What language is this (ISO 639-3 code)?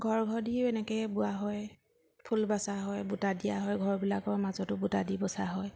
asm